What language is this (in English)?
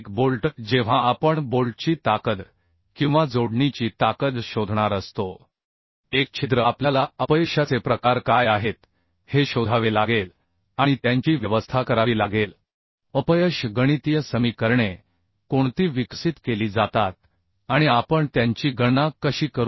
Marathi